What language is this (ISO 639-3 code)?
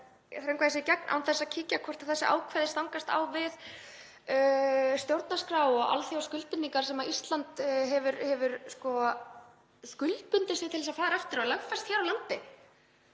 isl